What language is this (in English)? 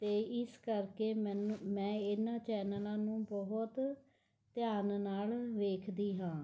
Punjabi